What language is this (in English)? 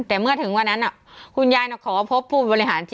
Thai